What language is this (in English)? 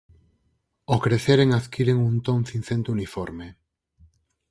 Galician